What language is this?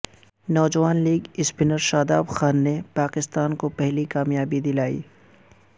Urdu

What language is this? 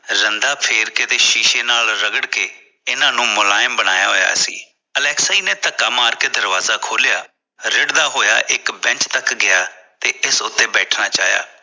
Punjabi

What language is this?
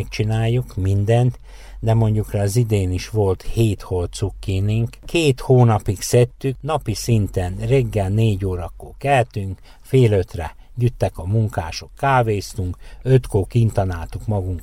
Hungarian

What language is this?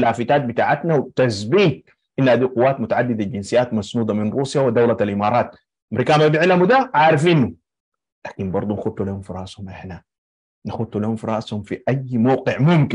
Arabic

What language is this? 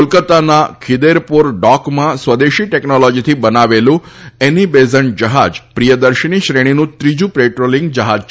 Gujarati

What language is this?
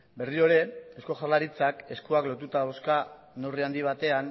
Basque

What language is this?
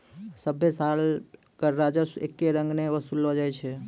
Maithili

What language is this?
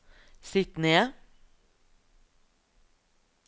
Norwegian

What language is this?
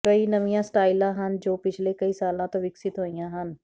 Punjabi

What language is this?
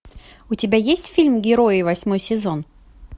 Russian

